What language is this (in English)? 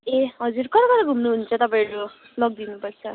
Nepali